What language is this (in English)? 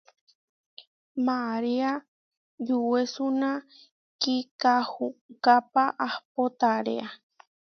Huarijio